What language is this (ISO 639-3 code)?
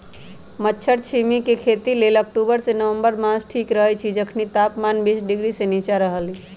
mag